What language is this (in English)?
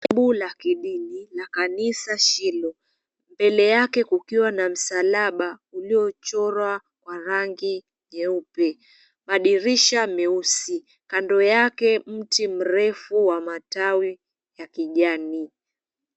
Swahili